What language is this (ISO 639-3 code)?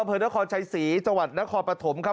tha